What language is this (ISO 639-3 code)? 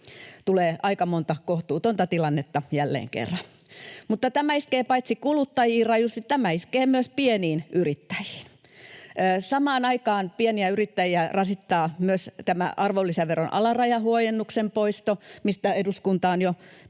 fin